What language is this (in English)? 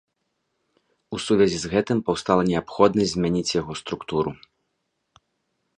Belarusian